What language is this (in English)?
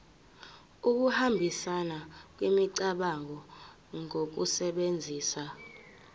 Zulu